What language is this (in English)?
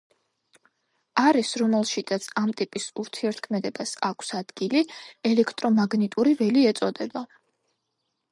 Georgian